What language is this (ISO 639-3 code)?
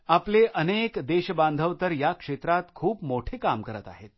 mar